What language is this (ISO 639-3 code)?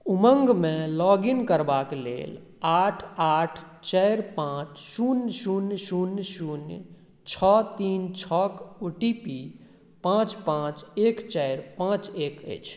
mai